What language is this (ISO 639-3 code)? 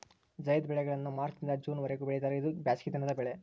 kan